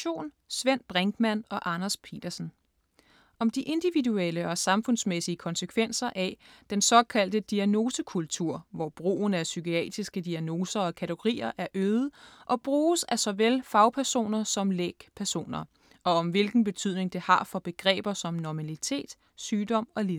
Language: Danish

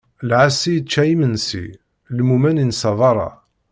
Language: Kabyle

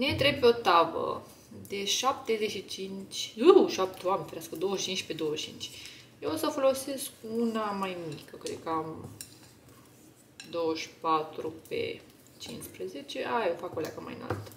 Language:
Romanian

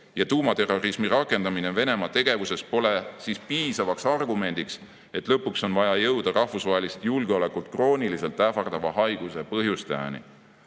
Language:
Estonian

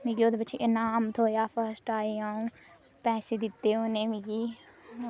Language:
Dogri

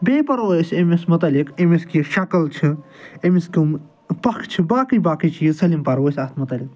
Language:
Kashmiri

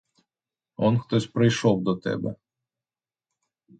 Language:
Ukrainian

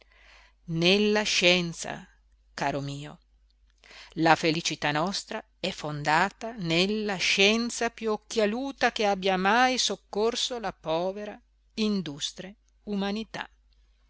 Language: Italian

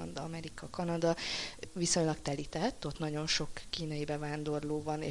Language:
Hungarian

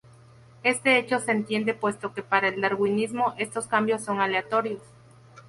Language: Spanish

